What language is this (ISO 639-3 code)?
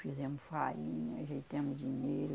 por